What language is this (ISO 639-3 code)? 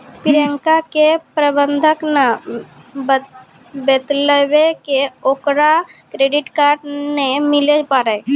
mai